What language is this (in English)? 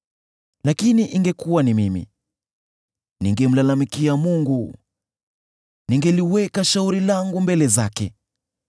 Swahili